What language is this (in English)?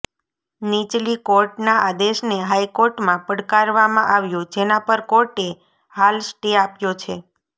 Gujarati